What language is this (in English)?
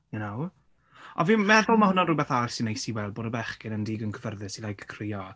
Welsh